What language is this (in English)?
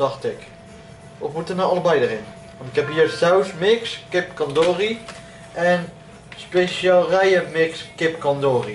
Dutch